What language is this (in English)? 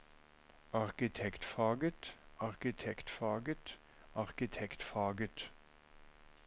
Norwegian